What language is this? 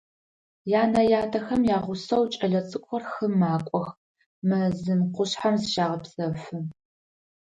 Adyghe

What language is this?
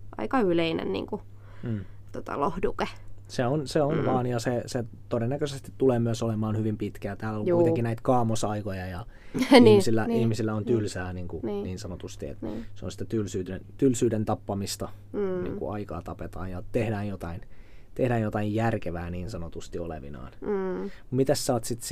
Finnish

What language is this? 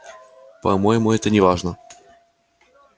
Russian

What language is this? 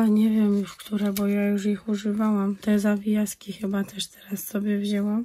Polish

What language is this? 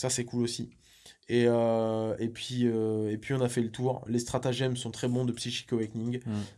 French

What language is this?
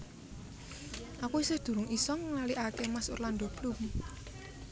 Javanese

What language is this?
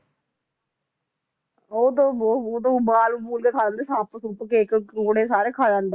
Punjabi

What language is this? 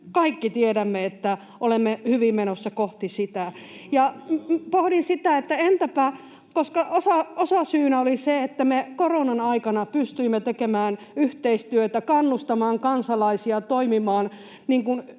Finnish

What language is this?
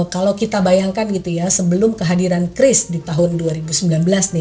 Indonesian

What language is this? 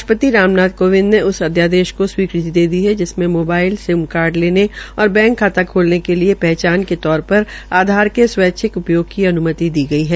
Hindi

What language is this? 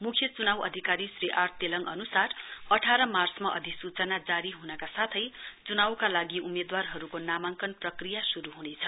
Nepali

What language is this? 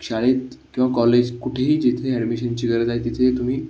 Marathi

